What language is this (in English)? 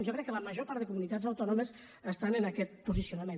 Catalan